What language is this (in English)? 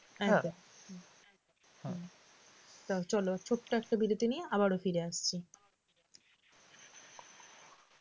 Bangla